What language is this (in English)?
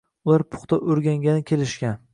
Uzbek